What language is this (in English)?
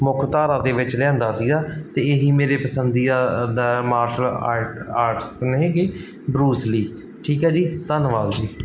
Punjabi